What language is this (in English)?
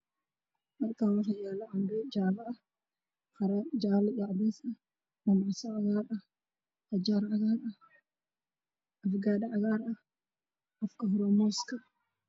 Somali